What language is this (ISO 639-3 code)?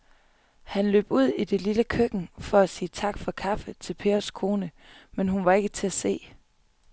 dan